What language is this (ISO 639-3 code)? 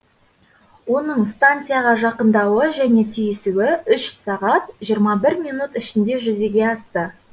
kaz